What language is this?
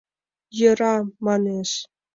Mari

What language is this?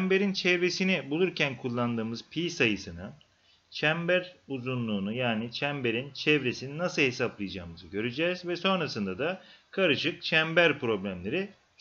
Turkish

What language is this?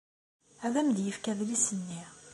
Kabyle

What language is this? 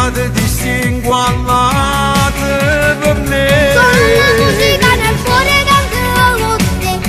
Romanian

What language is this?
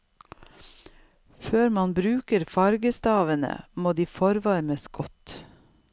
Norwegian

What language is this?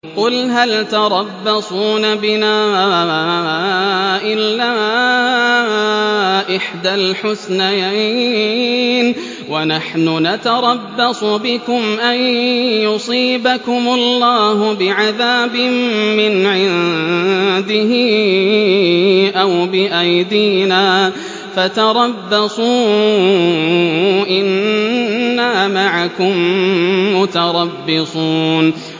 Arabic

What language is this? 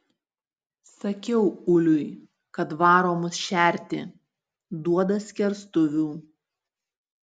Lithuanian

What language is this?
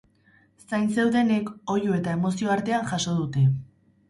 Basque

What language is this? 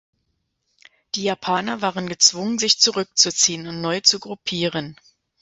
German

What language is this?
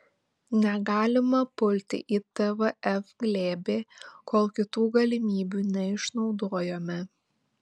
Lithuanian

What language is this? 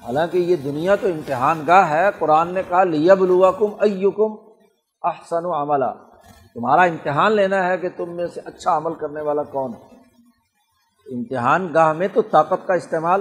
Urdu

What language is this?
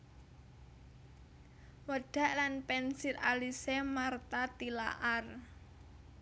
Javanese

